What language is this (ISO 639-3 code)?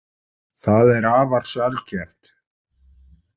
isl